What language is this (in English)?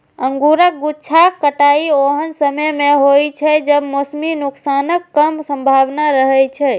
Maithili